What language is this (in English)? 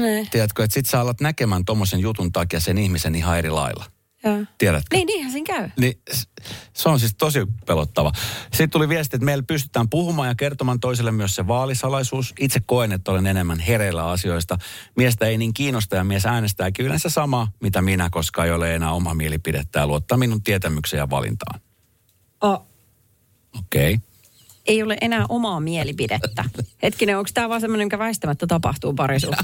Finnish